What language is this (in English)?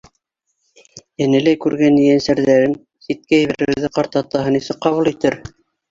Bashkir